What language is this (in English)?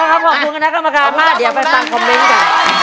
Thai